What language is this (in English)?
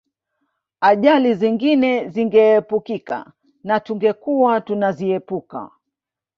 Swahili